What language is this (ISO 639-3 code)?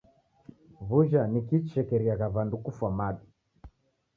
dav